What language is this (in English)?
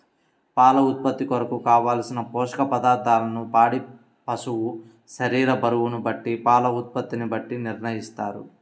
Telugu